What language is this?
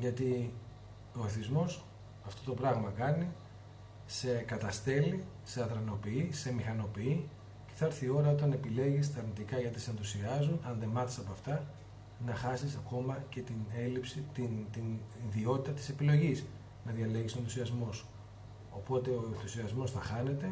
Greek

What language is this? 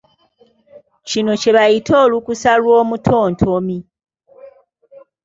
Ganda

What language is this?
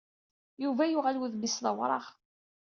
Kabyle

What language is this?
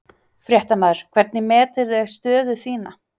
Icelandic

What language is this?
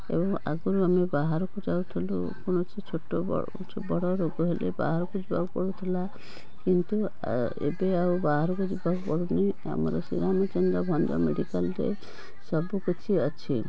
Odia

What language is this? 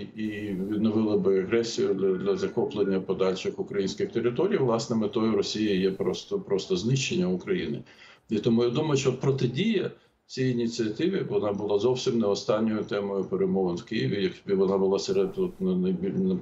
Ukrainian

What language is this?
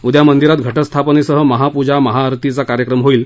Marathi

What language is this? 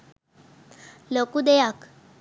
Sinhala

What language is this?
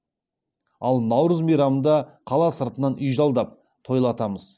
Kazakh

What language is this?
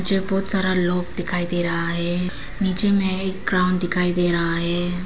Hindi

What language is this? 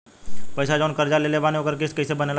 Bhojpuri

